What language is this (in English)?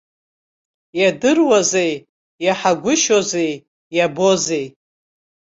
Abkhazian